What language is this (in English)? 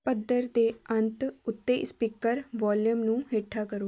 Punjabi